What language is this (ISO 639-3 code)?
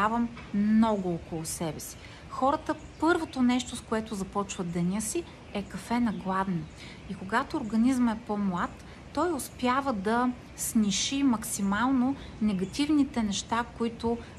bul